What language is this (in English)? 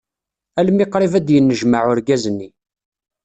Kabyle